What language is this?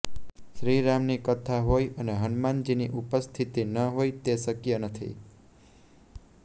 Gujarati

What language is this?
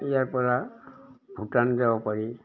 Assamese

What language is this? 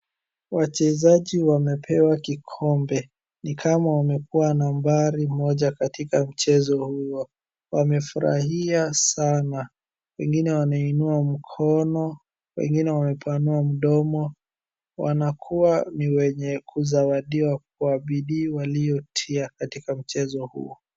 Swahili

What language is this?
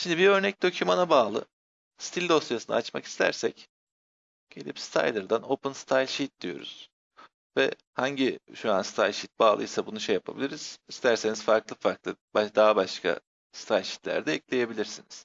Turkish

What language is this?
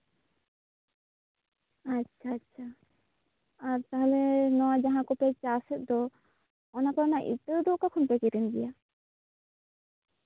Santali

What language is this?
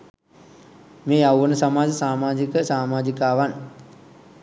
Sinhala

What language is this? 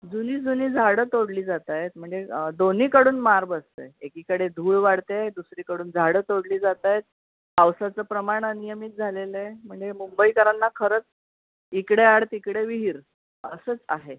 Marathi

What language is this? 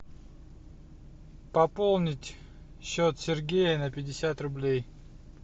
Russian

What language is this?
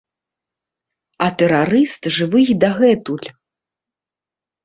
Belarusian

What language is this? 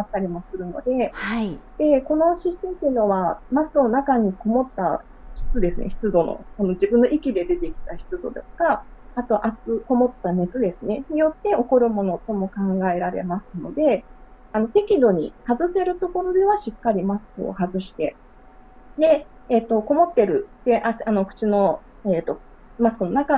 Japanese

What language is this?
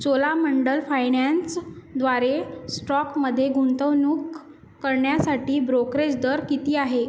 Marathi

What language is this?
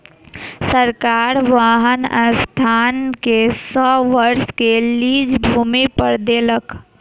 Maithili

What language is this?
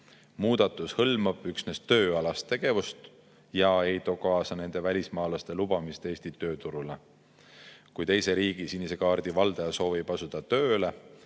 Estonian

